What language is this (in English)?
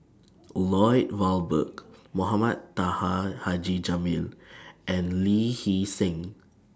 English